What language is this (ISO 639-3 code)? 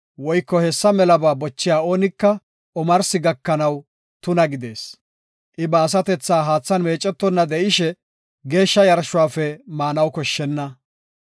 gof